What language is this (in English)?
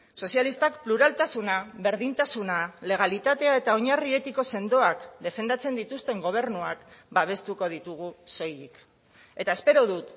Basque